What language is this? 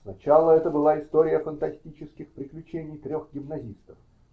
Russian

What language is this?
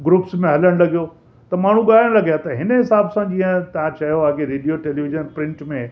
Sindhi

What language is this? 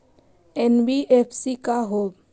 Magahi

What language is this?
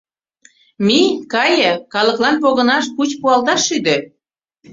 Mari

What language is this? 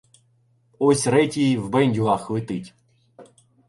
Ukrainian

